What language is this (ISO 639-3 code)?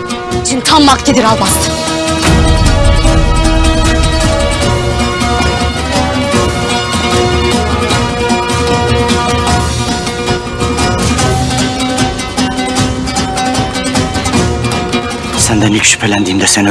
tur